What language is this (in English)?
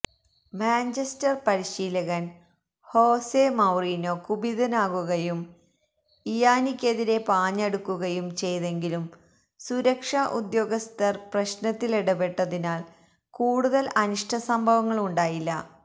Malayalam